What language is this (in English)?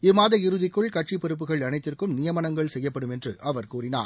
Tamil